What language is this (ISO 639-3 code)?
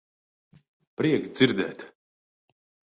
lav